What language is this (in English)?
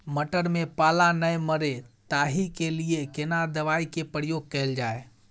Maithili